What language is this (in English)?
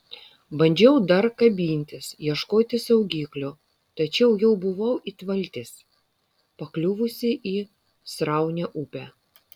Lithuanian